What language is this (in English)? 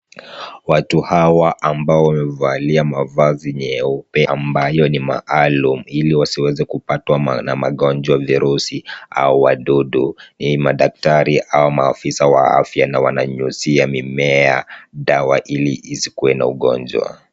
Swahili